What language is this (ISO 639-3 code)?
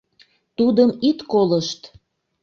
chm